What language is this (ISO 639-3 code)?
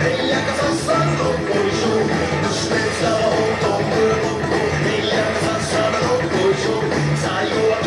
jpn